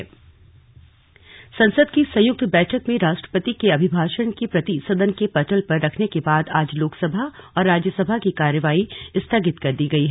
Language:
Hindi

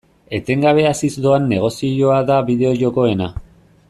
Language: Basque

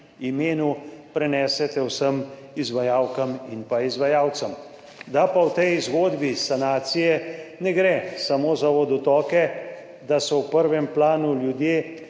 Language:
Slovenian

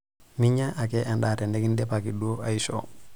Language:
Masai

